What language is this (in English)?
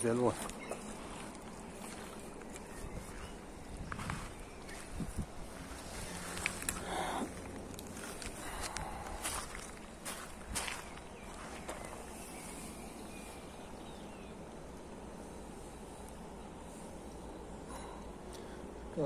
Turkish